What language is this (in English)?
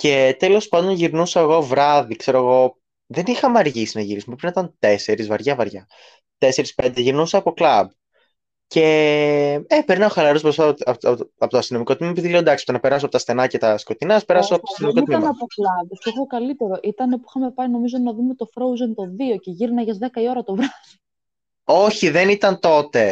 Greek